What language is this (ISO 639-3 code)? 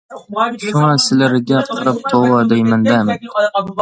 uig